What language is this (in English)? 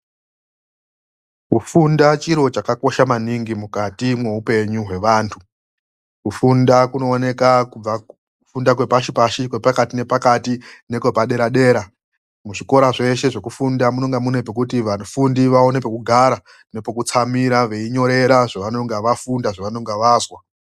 Ndau